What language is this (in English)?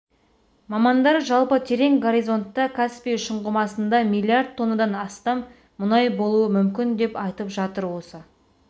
Kazakh